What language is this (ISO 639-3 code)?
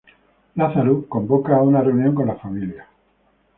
spa